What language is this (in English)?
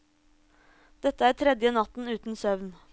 Norwegian